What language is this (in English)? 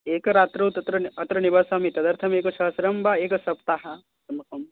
Sanskrit